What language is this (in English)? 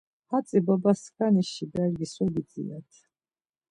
Laz